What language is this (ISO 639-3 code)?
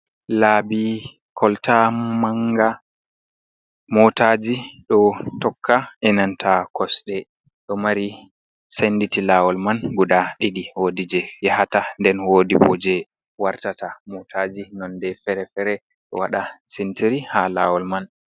ful